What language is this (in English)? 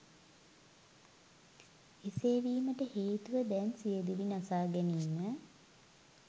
Sinhala